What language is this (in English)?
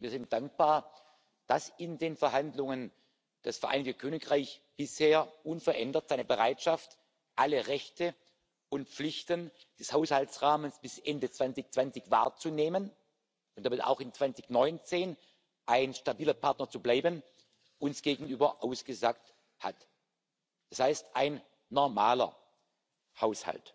German